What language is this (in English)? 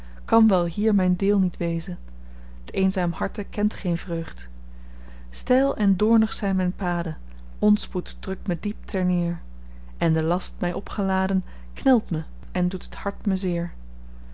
Dutch